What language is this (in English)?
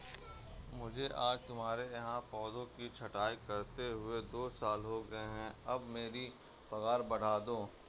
Hindi